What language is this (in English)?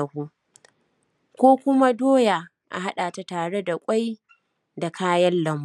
Hausa